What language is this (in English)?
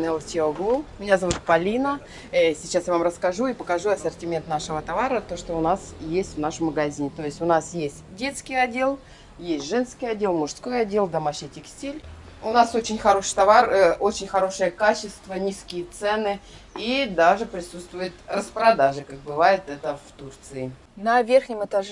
Russian